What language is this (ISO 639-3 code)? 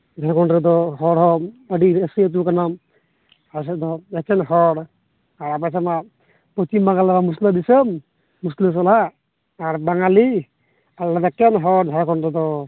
sat